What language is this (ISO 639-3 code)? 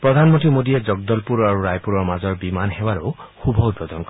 asm